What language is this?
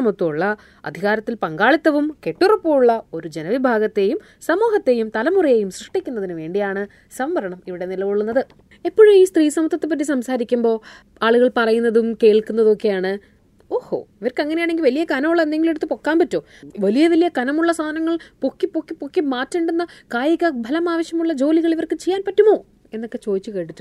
Malayalam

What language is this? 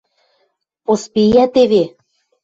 Western Mari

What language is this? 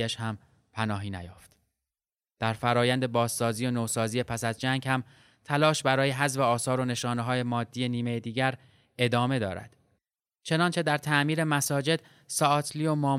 Persian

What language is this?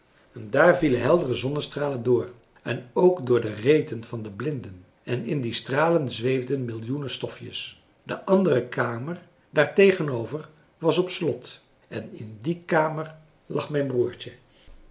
Dutch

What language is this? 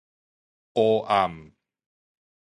Min Nan Chinese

